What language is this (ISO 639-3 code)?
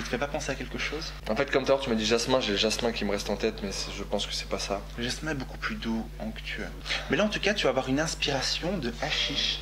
fra